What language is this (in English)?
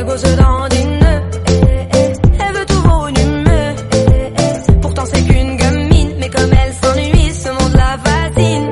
Arabic